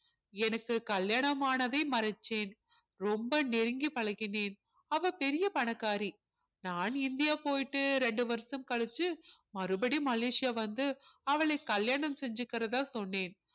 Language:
Tamil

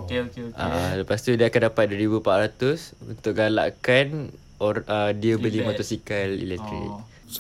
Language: Malay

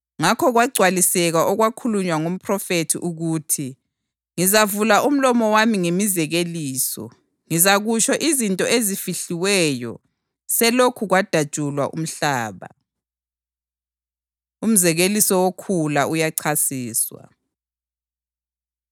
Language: North Ndebele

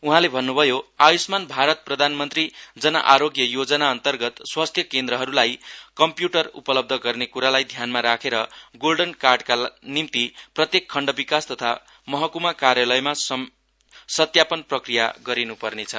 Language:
Nepali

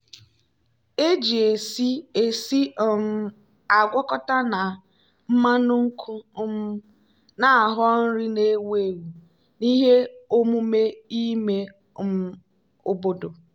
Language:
Igbo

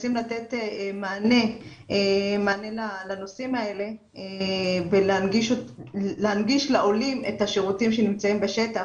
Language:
Hebrew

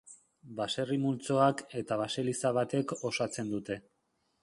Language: Basque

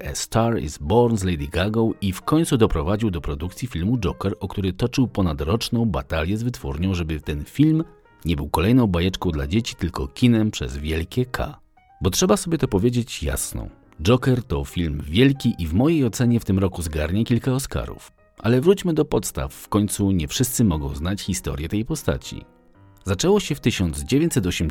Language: Polish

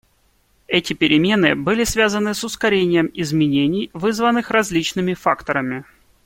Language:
Russian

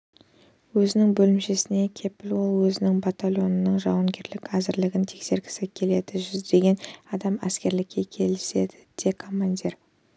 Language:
Kazakh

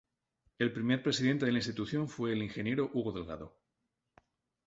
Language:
Spanish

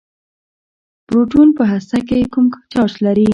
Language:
Pashto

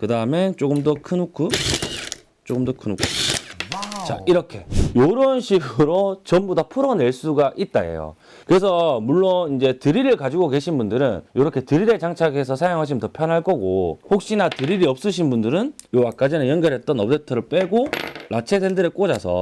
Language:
Korean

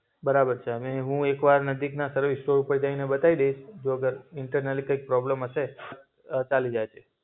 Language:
Gujarati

